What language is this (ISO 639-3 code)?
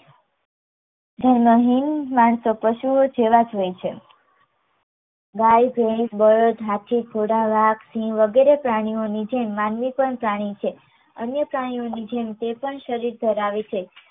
guj